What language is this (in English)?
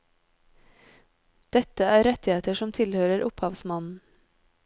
Norwegian